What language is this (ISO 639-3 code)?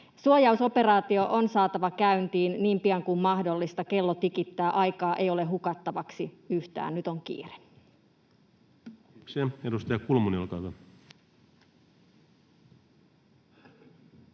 fin